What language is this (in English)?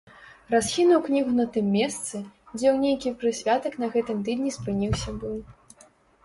Belarusian